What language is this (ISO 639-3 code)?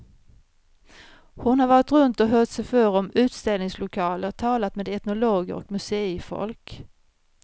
swe